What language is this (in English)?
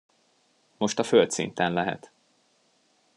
Hungarian